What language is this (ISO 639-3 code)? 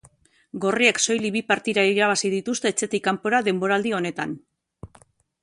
eus